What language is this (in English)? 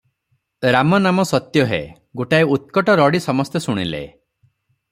Odia